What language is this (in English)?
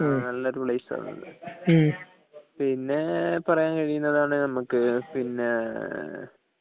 Malayalam